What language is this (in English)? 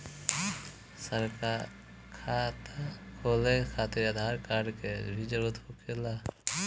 Bhojpuri